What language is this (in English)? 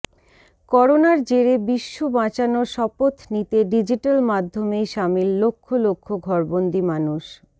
Bangla